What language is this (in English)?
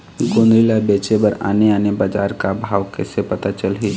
Chhattisgarhi